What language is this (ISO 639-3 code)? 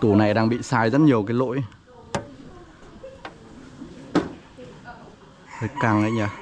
vie